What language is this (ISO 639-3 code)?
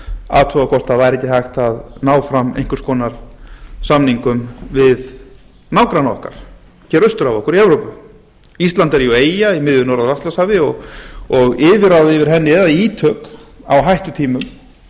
isl